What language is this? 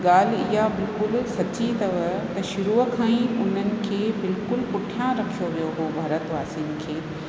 Sindhi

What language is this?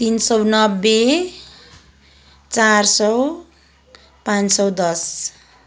Nepali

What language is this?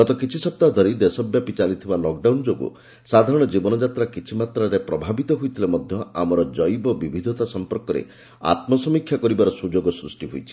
Odia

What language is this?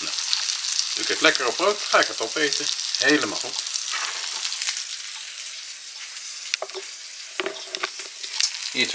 Dutch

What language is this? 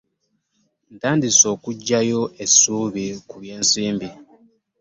Ganda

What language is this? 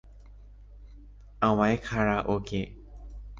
Thai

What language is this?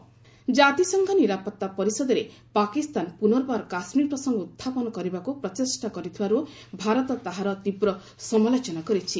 Odia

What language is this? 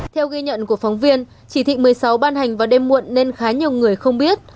Vietnamese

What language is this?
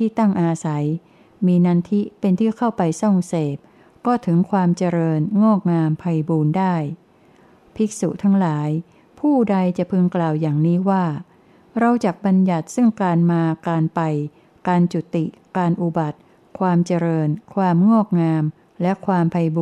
Thai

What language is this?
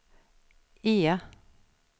Swedish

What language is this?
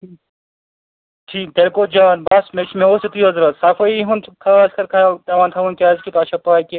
Kashmiri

